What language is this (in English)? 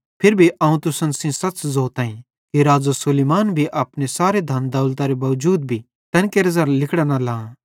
Bhadrawahi